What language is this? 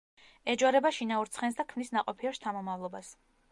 Georgian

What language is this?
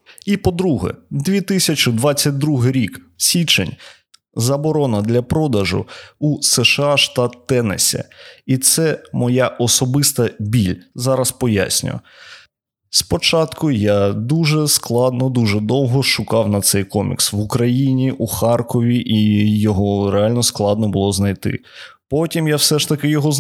Ukrainian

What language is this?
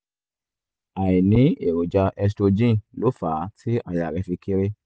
Yoruba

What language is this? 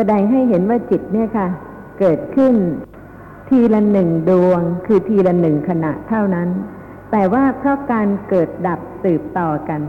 Thai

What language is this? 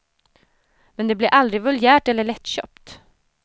Swedish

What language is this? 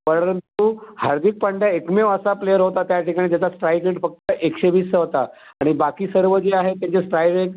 Marathi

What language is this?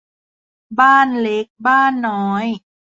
Thai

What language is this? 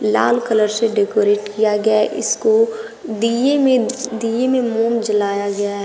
Hindi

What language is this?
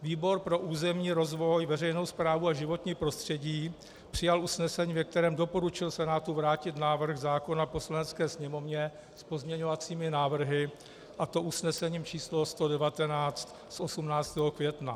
Czech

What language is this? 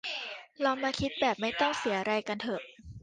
Thai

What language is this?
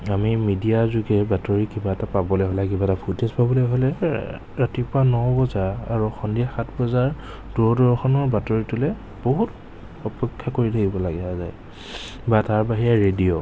Assamese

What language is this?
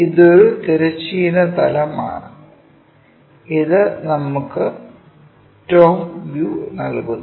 Malayalam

